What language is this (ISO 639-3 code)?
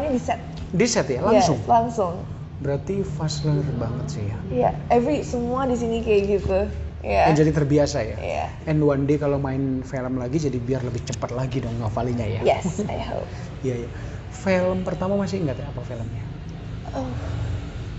ind